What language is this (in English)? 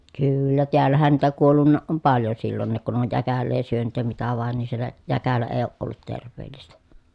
Finnish